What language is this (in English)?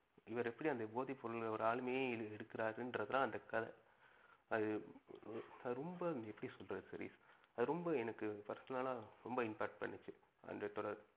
Tamil